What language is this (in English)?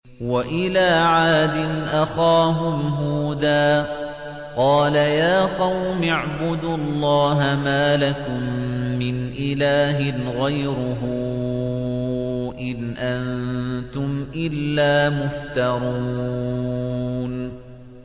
Arabic